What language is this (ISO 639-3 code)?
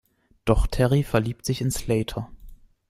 deu